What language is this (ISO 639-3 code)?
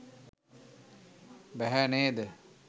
sin